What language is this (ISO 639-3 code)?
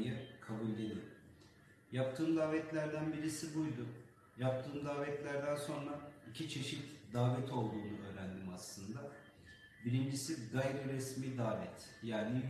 tur